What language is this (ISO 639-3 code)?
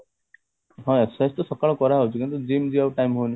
ori